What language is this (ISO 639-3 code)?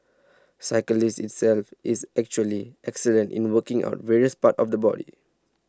eng